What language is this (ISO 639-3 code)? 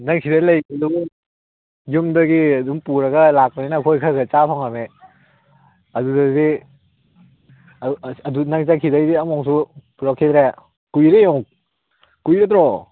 mni